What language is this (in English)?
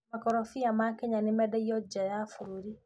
Kikuyu